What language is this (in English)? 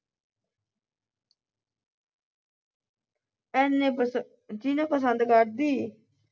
Punjabi